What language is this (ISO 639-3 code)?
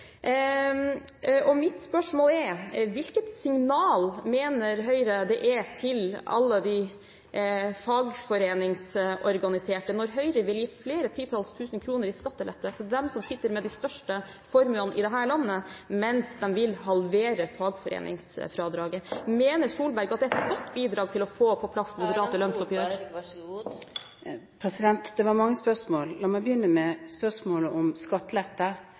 nob